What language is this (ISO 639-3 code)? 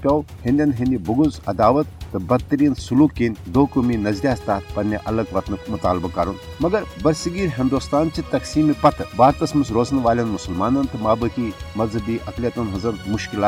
urd